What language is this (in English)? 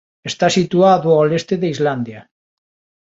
Galician